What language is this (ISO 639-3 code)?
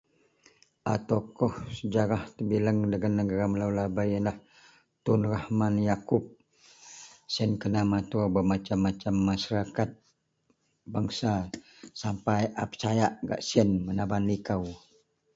mel